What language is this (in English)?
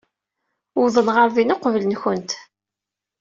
Kabyle